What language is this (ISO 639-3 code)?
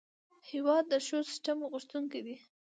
pus